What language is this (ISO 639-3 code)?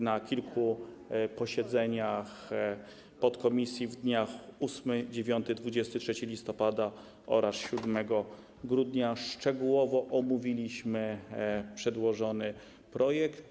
pol